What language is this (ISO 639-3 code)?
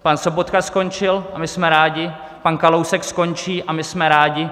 ces